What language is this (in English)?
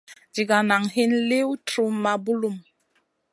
Masana